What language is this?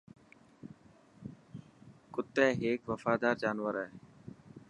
Dhatki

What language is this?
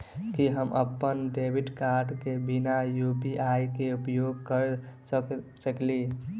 Maithili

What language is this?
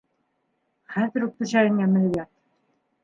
Bashkir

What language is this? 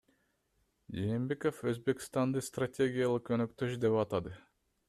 Kyrgyz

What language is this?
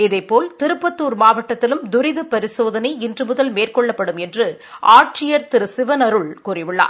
Tamil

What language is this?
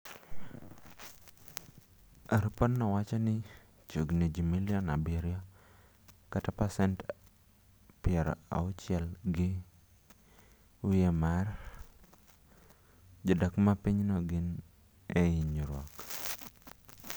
Luo (Kenya and Tanzania)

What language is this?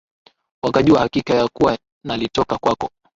Swahili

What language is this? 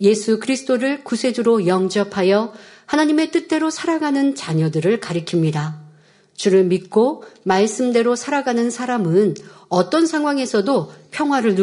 Korean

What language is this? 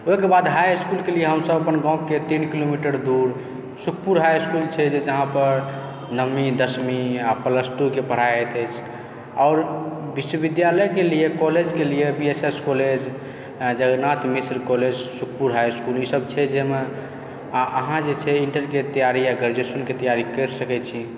Maithili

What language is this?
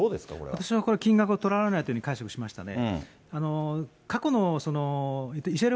Japanese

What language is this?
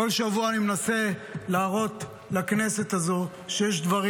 Hebrew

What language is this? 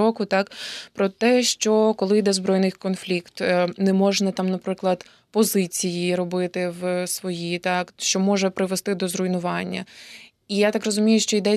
Ukrainian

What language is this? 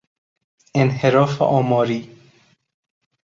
Persian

